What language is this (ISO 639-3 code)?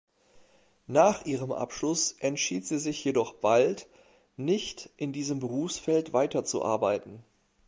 deu